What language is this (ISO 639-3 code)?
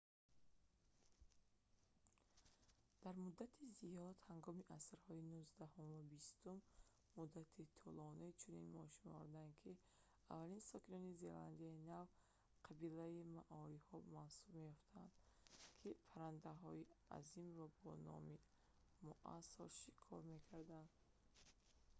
tgk